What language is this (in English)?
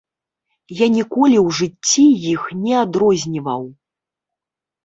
Belarusian